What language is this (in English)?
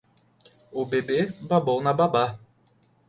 Portuguese